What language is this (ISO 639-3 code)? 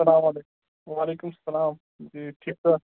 kas